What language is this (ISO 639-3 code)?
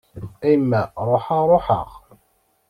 kab